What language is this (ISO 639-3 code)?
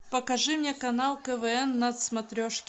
rus